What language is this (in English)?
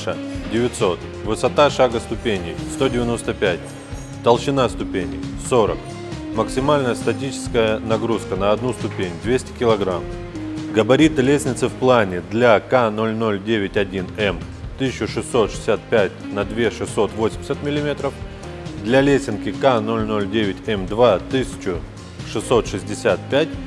Russian